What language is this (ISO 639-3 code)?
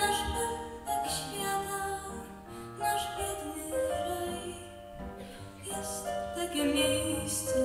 pol